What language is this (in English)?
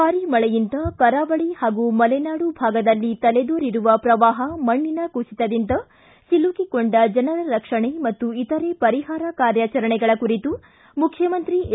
Kannada